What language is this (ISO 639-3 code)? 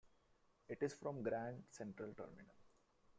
eng